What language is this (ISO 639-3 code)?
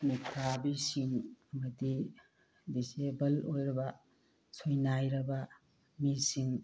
mni